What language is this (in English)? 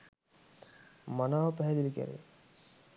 Sinhala